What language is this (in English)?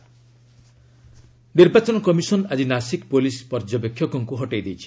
Odia